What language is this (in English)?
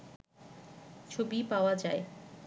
Bangla